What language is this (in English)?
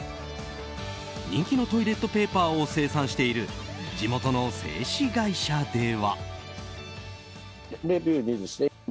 Japanese